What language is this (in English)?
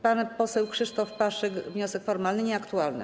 Polish